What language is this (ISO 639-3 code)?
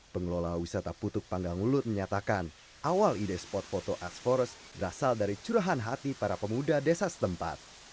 ind